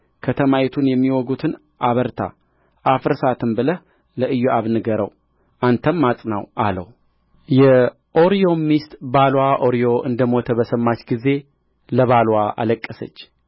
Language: Amharic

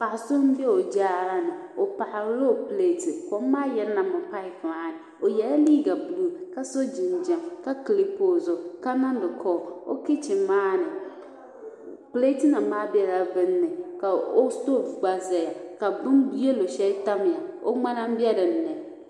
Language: Dagbani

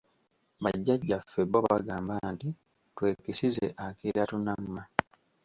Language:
Ganda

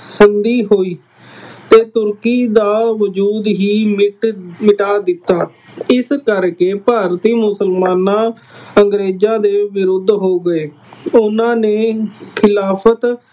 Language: Punjabi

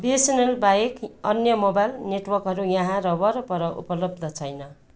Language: Nepali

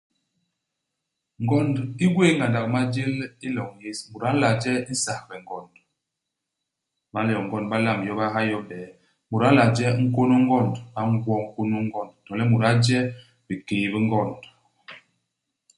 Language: Basaa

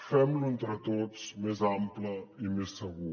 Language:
Catalan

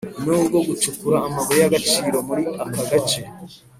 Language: Kinyarwanda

